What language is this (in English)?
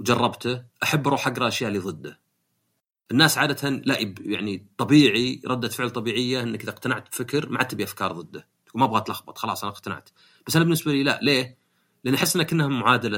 Arabic